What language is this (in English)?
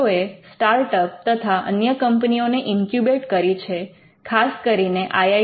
Gujarati